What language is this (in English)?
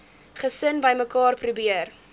Afrikaans